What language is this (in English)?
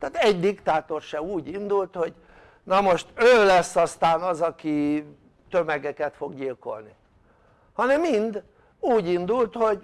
Hungarian